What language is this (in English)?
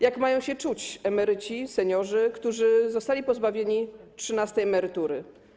Polish